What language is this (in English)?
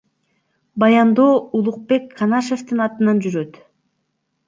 Kyrgyz